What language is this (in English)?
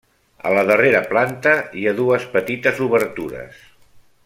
Catalan